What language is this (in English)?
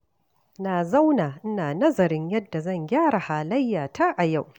Hausa